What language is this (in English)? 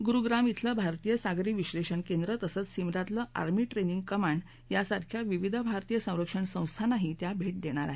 Marathi